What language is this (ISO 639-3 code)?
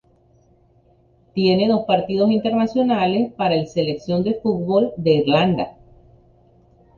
spa